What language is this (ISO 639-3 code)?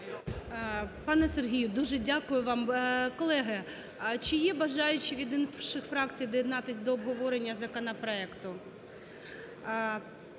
ukr